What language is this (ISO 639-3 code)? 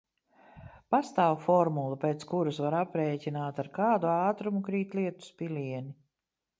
lav